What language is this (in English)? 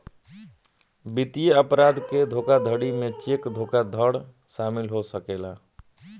Bhojpuri